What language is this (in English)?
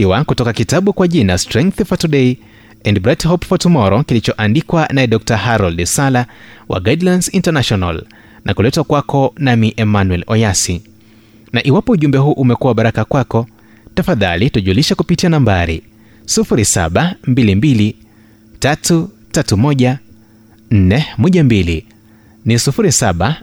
Swahili